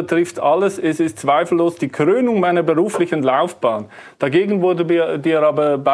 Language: German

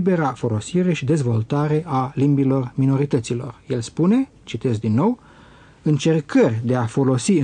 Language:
Romanian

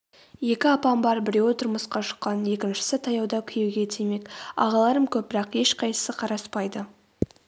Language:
Kazakh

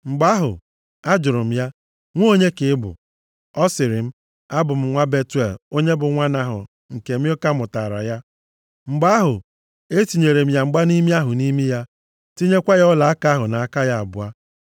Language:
Igbo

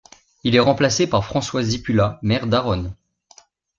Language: French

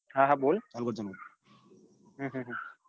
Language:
Gujarati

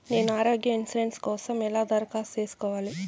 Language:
Telugu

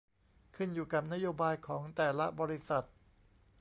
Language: Thai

